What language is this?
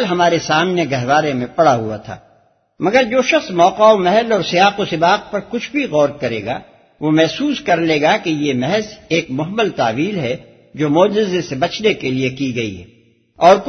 Urdu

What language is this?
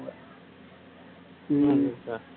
Tamil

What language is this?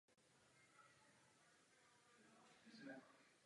Czech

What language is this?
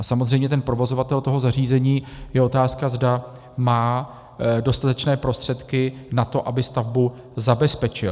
Czech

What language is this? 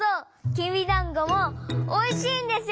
Japanese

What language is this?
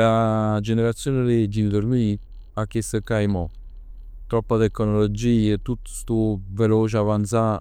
Neapolitan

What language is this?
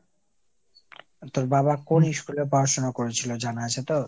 Bangla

